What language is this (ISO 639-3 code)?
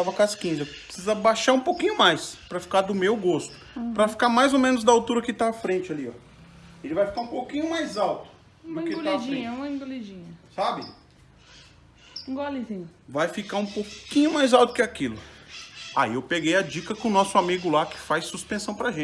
por